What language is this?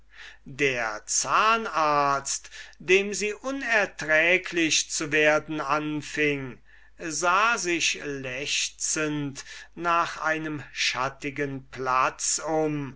German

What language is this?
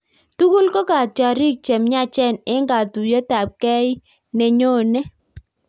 Kalenjin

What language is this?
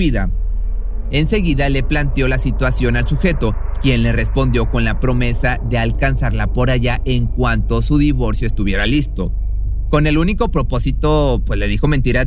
Spanish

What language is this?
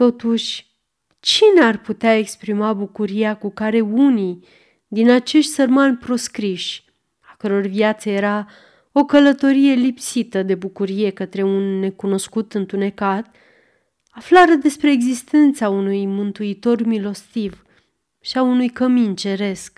Romanian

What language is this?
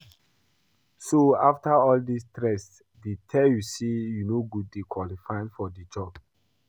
Nigerian Pidgin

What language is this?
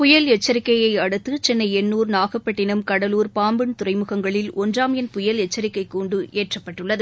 Tamil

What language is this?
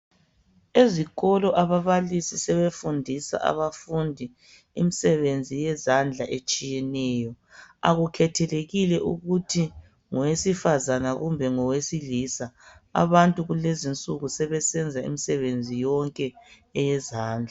North Ndebele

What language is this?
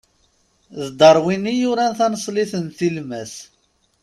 Kabyle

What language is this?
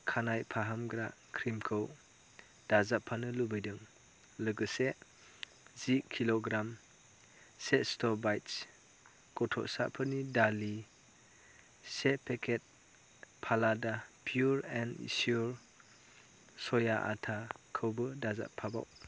Bodo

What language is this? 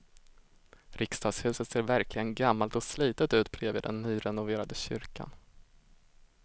Swedish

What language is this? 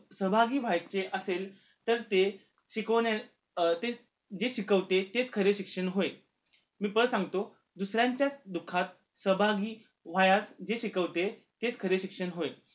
Marathi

